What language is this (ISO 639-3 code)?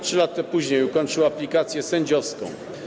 pol